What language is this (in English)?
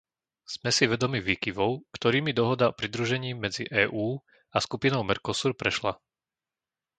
Slovak